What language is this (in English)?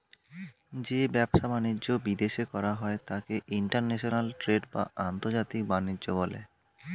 Bangla